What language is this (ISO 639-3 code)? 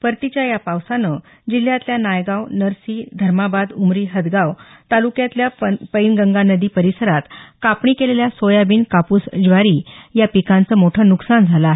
mar